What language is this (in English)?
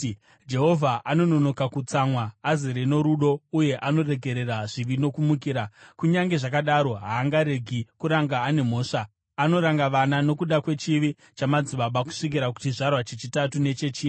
Shona